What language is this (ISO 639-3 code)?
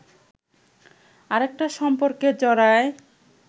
ben